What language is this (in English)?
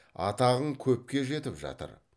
Kazakh